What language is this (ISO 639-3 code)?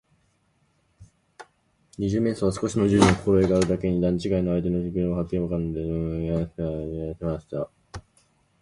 jpn